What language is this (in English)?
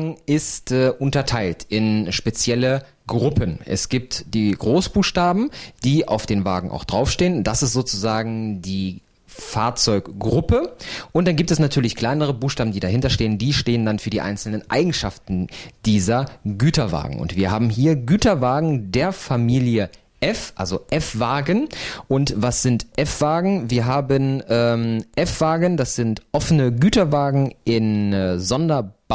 German